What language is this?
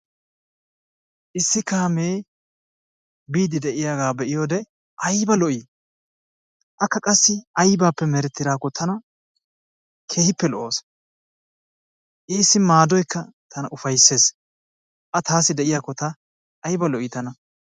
Wolaytta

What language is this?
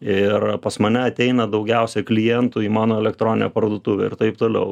Lithuanian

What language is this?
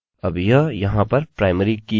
Hindi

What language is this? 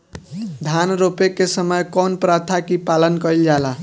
Bhojpuri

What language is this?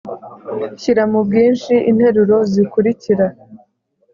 Kinyarwanda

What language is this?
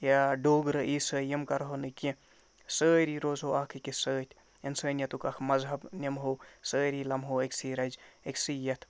Kashmiri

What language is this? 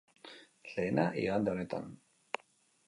Basque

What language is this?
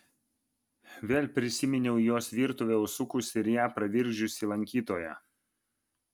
Lithuanian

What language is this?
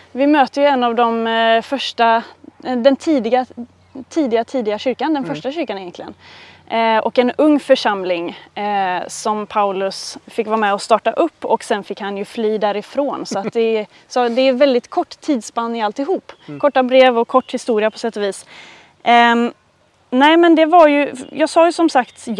Swedish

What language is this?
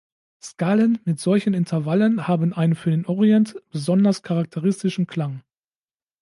German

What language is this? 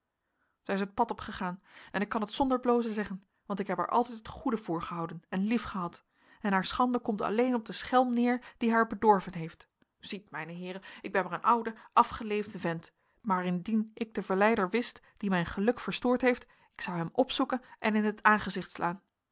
Dutch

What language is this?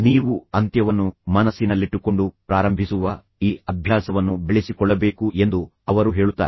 Kannada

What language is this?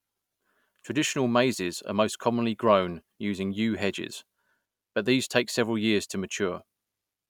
English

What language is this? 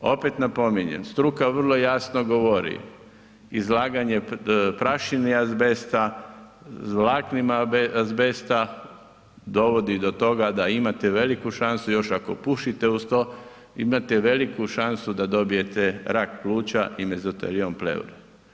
Croatian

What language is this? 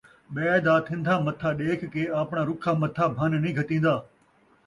Saraiki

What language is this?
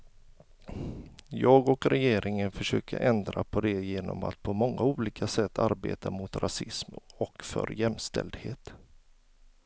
Swedish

